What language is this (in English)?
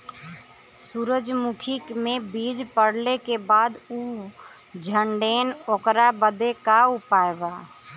Bhojpuri